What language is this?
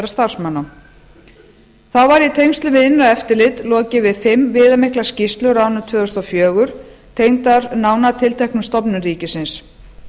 Icelandic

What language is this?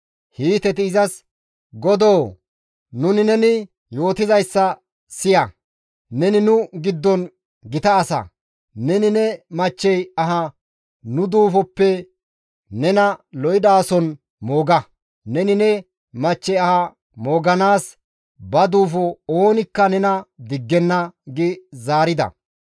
Gamo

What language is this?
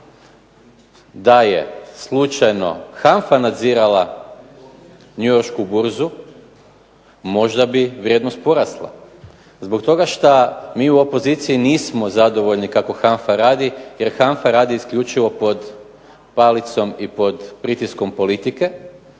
Croatian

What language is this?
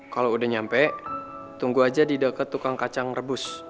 Indonesian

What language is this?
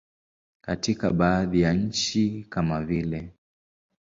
Swahili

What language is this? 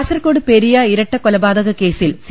Malayalam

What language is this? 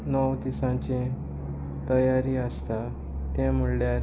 Konkani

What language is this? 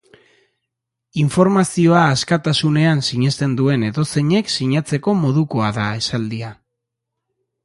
Basque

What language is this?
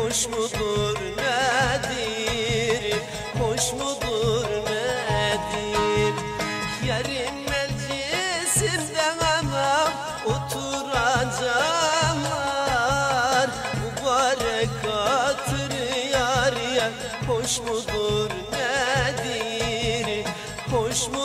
Turkish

